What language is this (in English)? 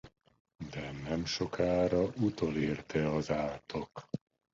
Hungarian